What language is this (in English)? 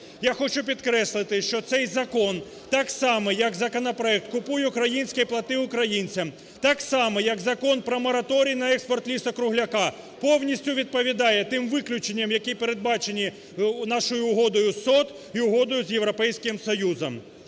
Ukrainian